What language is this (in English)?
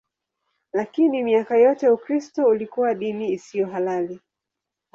Swahili